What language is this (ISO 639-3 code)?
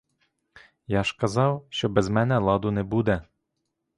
ukr